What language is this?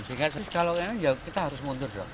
Indonesian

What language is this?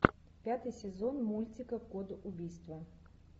Russian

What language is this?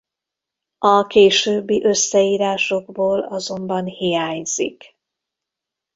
Hungarian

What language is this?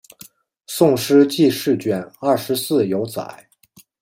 Chinese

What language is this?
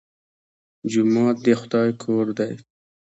Pashto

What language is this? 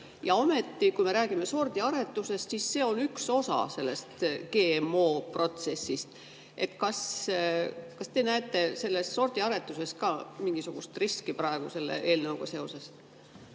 Estonian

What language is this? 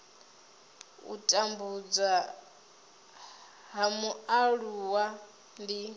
Venda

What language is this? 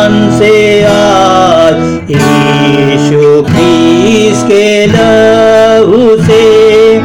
Hindi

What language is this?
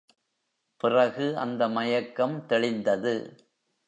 Tamil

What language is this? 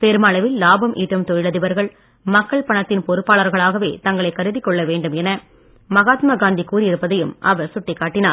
Tamil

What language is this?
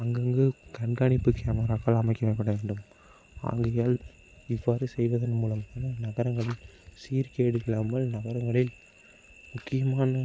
Tamil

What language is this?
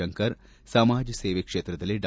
Kannada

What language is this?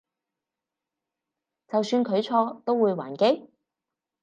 Cantonese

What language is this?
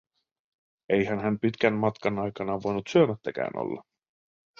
Finnish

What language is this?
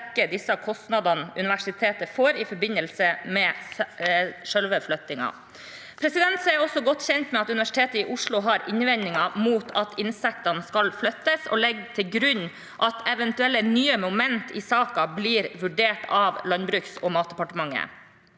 Norwegian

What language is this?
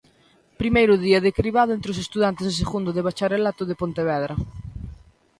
Galician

